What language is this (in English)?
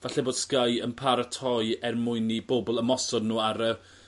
Welsh